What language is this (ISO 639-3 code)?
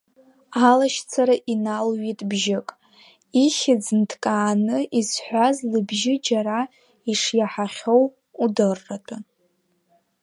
abk